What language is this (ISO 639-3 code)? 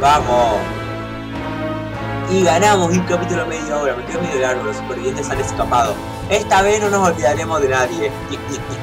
spa